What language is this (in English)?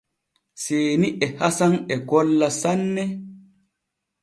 Borgu Fulfulde